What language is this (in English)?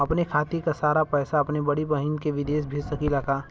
Bhojpuri